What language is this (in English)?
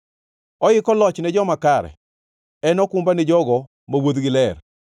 Luo (Kenya and Tanzania)